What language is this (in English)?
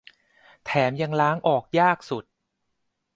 Thai